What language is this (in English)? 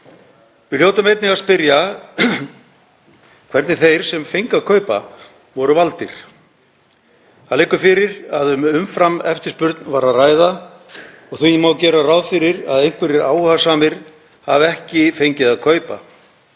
Icelandic